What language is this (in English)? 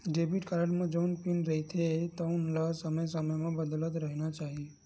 Chhattisgarhi